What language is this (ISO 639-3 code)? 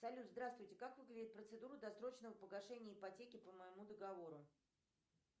rus